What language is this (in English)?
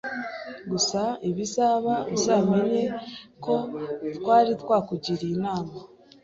Kinyarwanda